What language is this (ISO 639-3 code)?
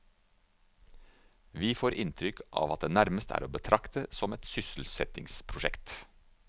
nor